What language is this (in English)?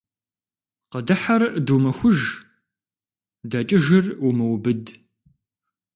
Kabardian